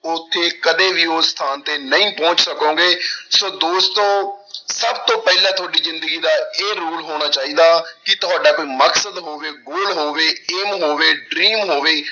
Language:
Punjabi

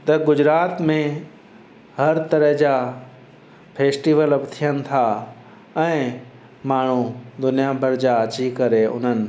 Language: Sindhi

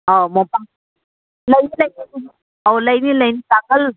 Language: Manipuri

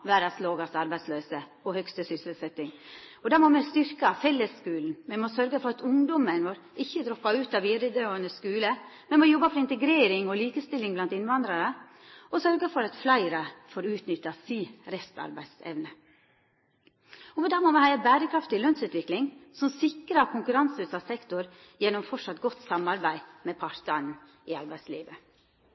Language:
Norwegian Nynorsk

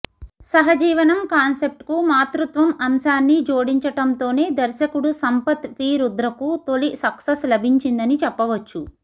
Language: Telugu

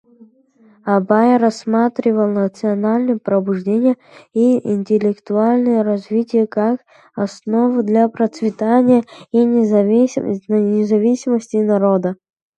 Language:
Russian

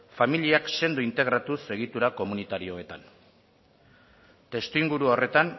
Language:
Basque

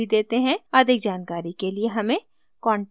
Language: Hindi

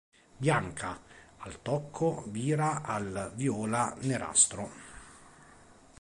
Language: Italian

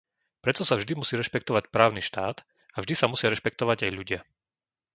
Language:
Slovak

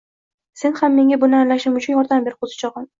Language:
Uzbek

